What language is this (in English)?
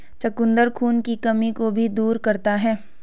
Hindi